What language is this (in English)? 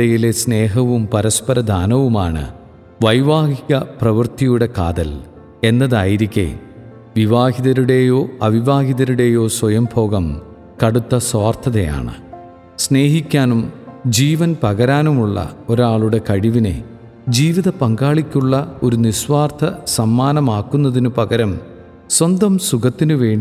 Malayalam